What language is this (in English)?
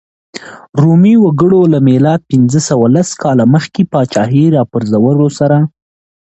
Pashto